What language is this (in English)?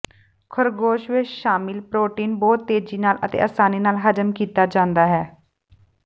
Punjabi